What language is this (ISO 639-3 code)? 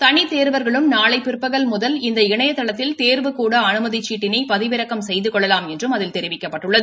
tam